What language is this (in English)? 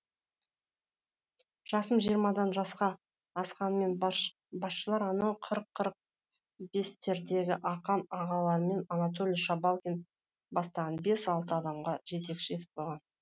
Kazakh